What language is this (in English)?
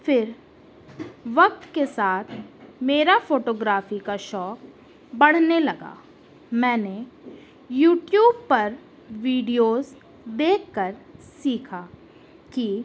Urdu